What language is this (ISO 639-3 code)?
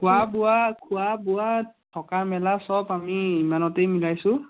asm